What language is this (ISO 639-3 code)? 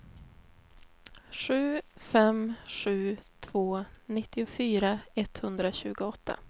swe